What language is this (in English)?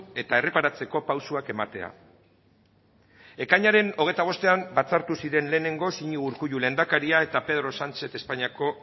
Basque